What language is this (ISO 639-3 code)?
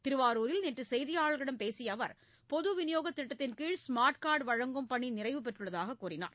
tam